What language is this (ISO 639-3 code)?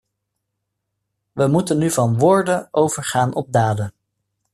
nld